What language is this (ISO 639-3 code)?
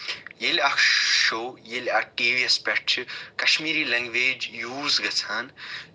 kas